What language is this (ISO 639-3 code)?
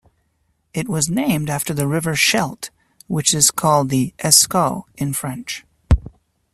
eng